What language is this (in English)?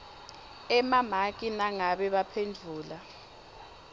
Swati